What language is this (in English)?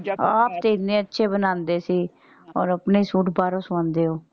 Punjabi